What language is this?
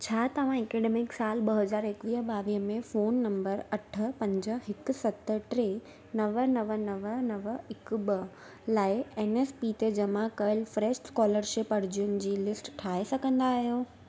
Sindhi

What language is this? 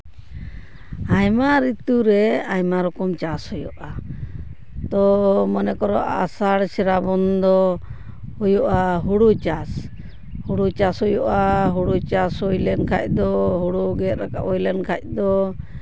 Santali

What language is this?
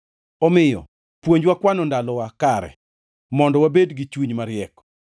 Luo (Kenya and Tanzania)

